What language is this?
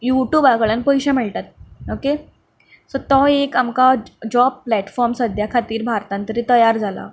Konkani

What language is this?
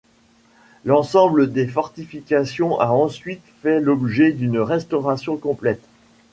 French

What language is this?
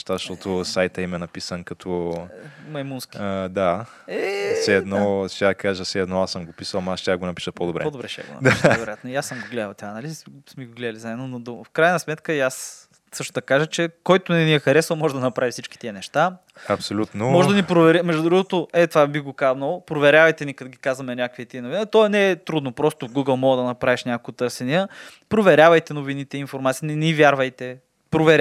Bulgarian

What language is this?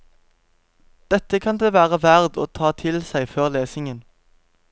Norwegian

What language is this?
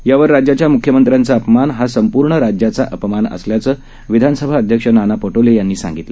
Marathi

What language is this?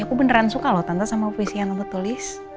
Indonesian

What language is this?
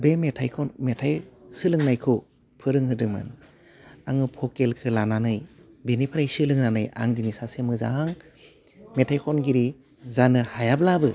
Bodo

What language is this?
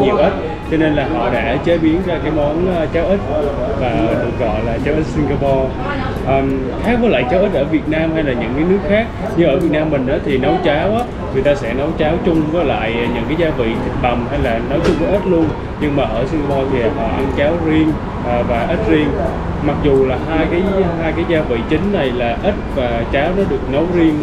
Vietnamese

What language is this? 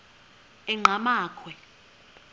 Xhosa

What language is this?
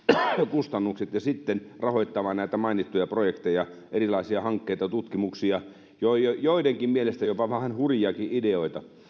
Finnish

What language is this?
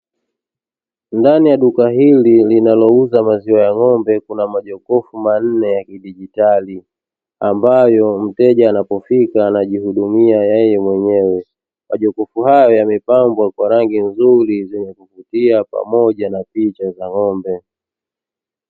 Swahili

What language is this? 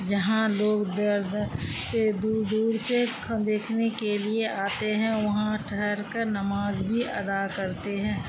Urdu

